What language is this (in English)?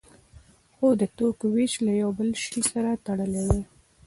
Pashto